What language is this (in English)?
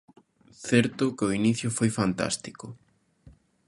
Galician